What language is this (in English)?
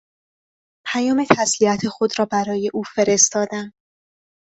Persian